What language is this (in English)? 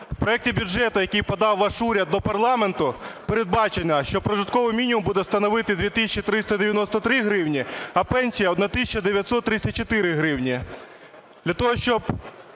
Ukrainian